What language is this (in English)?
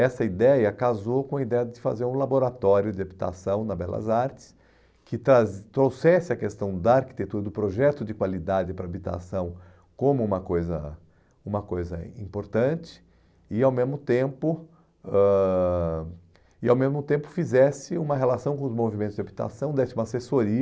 Portuguese